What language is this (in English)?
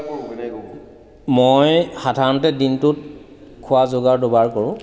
Assamese